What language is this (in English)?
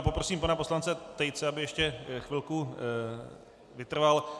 Czech